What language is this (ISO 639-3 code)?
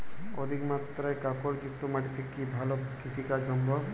ben